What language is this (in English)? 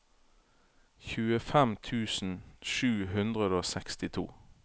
Norwegian